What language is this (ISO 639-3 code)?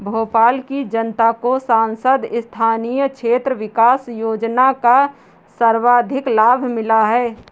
hin